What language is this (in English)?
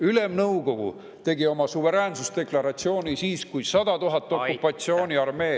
Estonian